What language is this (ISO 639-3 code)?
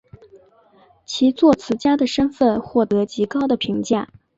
zho